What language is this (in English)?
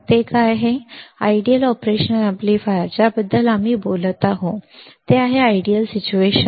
Marathi